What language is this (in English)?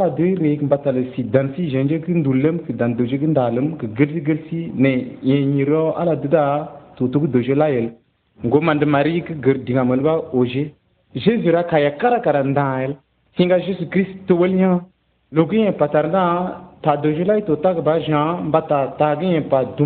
Arabic